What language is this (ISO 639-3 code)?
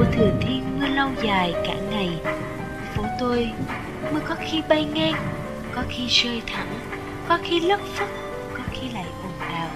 vie